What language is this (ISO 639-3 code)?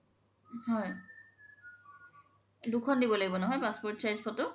asm